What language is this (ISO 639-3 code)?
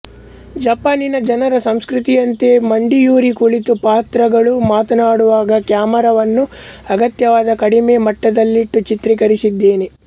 kan